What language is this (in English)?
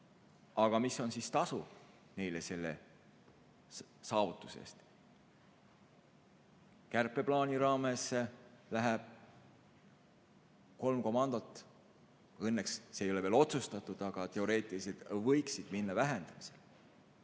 Estonian